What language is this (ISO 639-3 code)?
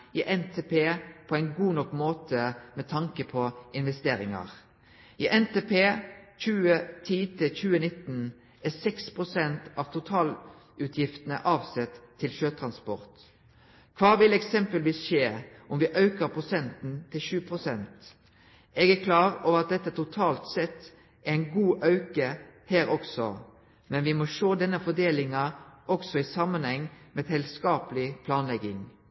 nno